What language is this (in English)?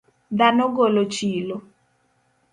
Luo (Kenya and Tanzania)